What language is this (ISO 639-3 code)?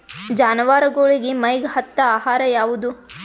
kan